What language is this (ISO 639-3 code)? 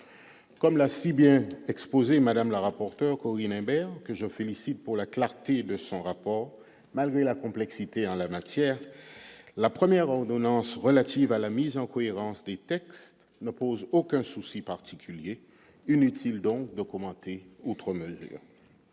fra